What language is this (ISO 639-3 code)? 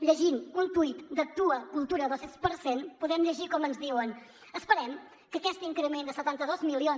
cat